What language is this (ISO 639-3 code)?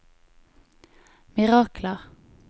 nor